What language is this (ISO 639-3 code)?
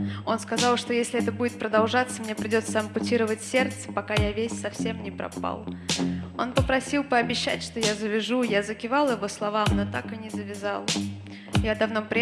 rus